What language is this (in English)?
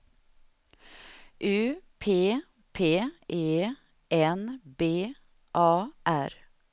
Swedish